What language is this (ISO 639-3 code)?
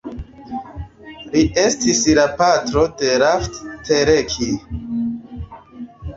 epo